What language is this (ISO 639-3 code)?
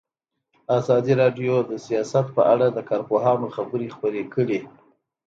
pus